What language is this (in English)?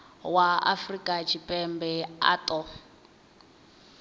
Venda